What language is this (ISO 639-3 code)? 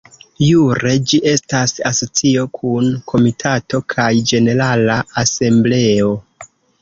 epo